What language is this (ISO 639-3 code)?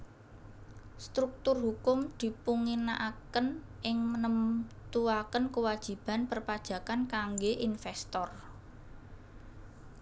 jav